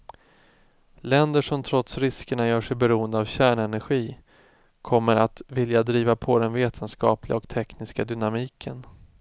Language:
Swedish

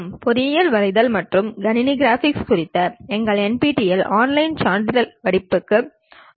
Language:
Tamil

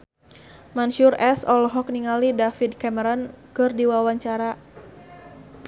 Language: Sundanese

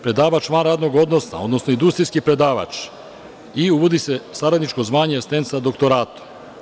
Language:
Serbian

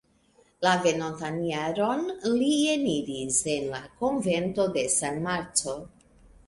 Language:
Esperanto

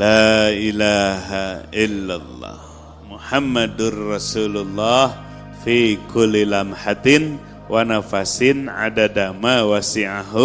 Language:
Indonesian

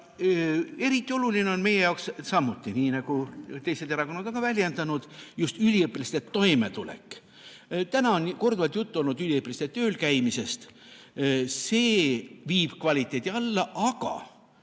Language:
Estonian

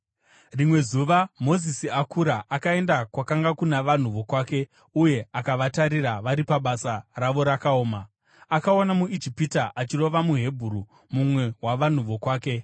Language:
Shona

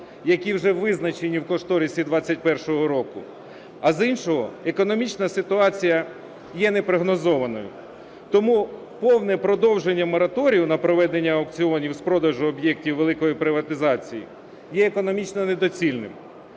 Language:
Ukrainian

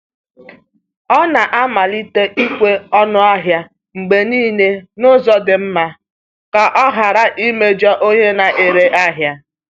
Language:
Igbo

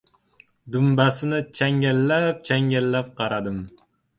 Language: Uzbek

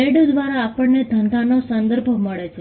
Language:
Gujarati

